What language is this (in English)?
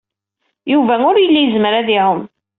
Kabyle